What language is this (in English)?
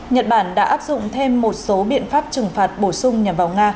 Vietnamese